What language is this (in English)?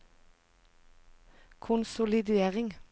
Norwegian